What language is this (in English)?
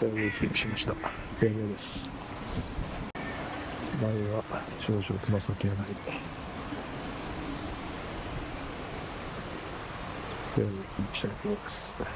Japanese